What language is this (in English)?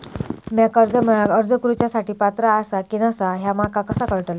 Marathi